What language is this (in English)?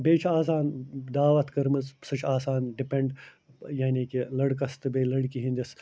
Kashmiri